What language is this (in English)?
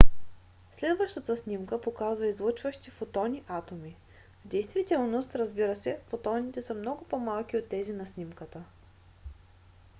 Bulgarian